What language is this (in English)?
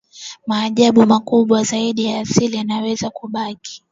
Swahili